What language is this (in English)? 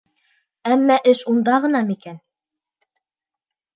Bashkir